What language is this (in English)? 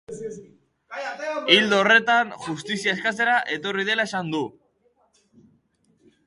Basque